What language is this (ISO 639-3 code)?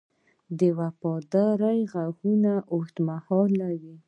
pus